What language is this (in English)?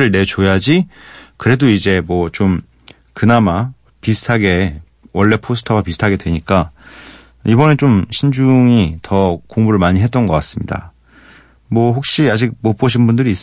Korean